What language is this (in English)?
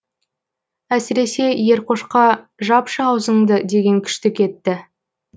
Kazakh